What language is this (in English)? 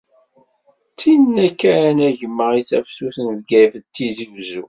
Kabyle